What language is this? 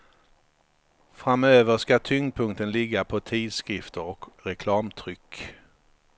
Swedish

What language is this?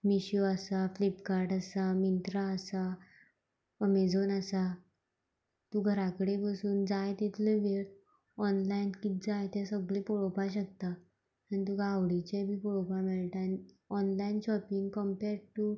Konkani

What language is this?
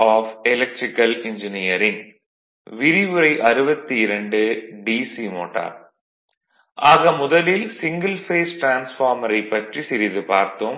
Tamil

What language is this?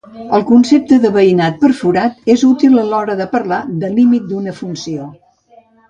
Catalan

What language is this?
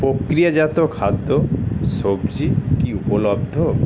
Bangla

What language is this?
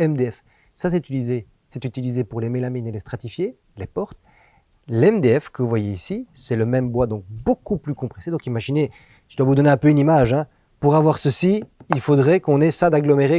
French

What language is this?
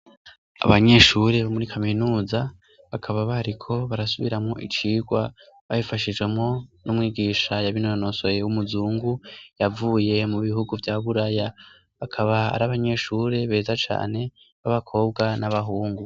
Rundi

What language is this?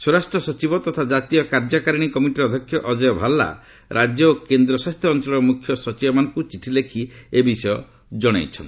Odia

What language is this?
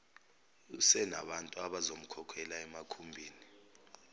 Zulu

